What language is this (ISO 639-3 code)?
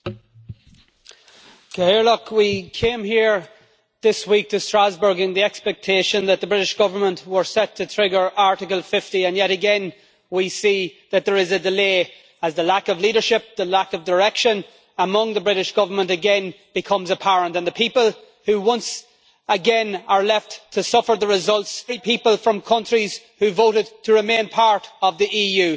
eng